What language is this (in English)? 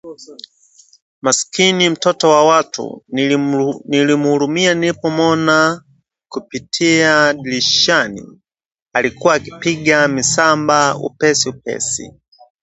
Swahili